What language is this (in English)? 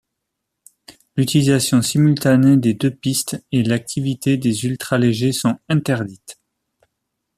French